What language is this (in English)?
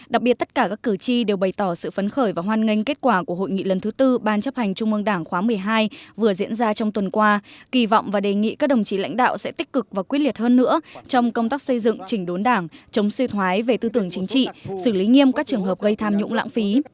Vietnamese